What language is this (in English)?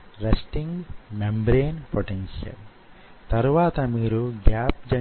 Telugu